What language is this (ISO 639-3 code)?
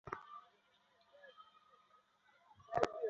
ben